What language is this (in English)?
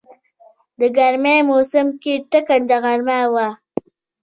Pashto